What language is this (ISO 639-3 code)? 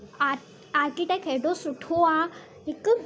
snd